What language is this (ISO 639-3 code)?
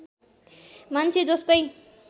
nep